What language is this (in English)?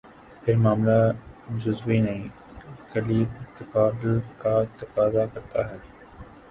Urdu